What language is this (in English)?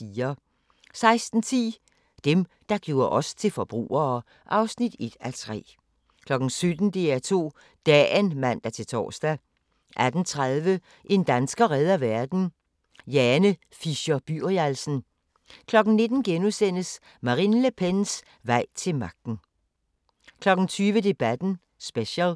Danish